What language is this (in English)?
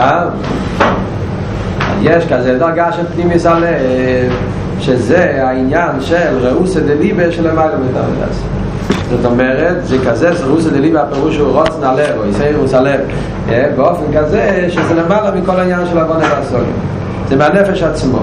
Hebrew